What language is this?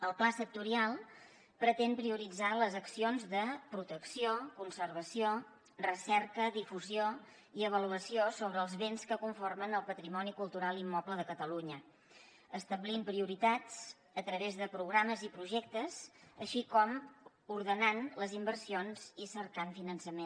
Catalan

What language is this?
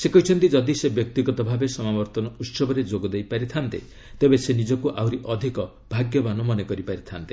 Odia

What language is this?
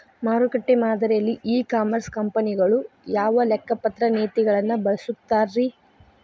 Kannada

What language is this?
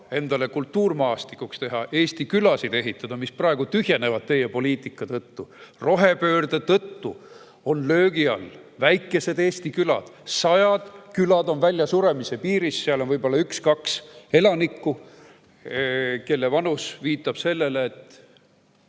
Estonian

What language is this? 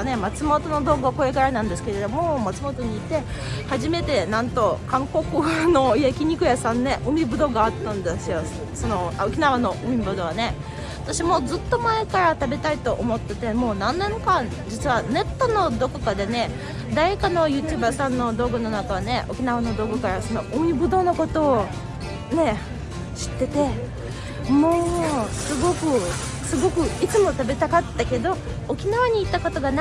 Japanese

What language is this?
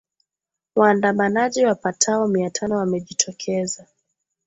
Swahili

